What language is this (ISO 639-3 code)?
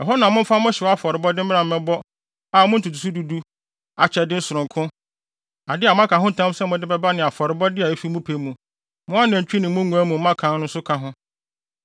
aka